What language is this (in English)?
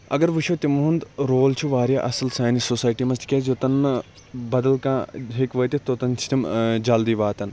Kashmiri